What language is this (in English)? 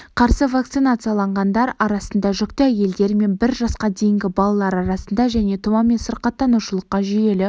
Kazakh